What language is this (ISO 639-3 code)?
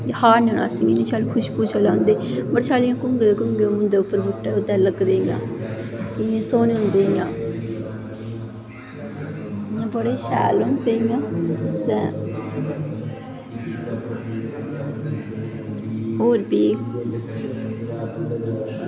doi